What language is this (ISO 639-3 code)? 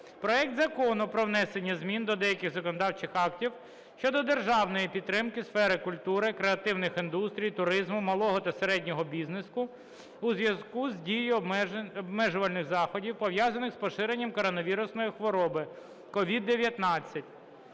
ukr